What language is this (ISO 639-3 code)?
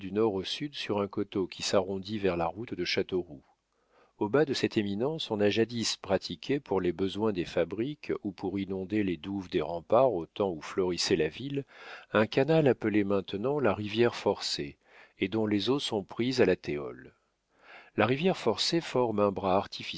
fra